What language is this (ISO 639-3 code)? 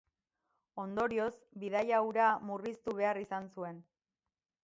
eus